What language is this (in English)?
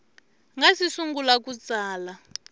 Tsonga